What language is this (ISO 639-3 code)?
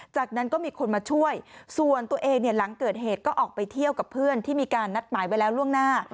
tha